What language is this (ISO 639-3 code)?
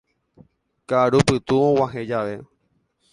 grn